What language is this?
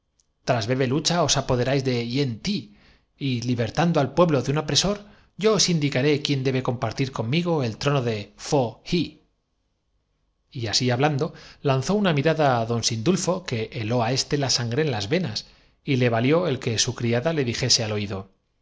Spanish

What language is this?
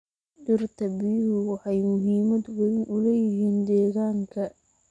Somali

